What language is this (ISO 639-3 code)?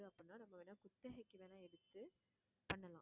tam